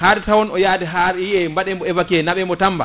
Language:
Fula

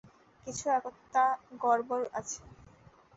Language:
Bangla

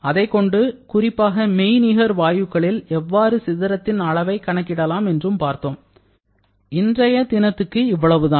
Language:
Tamil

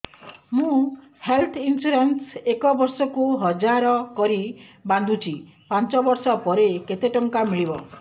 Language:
Odia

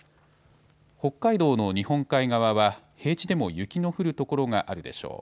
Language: Japanese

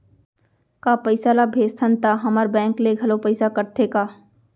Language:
Chhattisgarhi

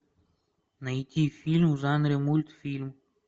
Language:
Russian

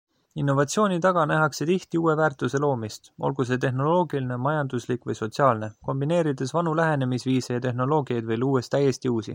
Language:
Estonian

